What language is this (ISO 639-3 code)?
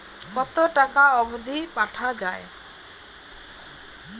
ben